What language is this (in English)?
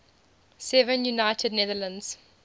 English